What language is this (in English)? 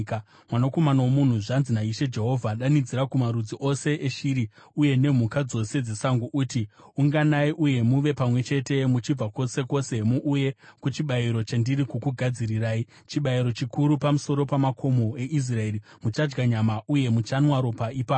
Shona